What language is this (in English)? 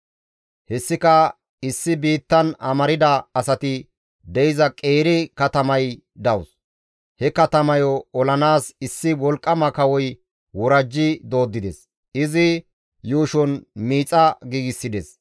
Gamo